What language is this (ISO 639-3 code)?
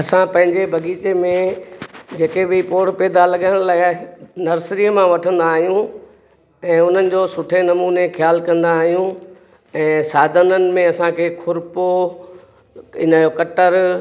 snd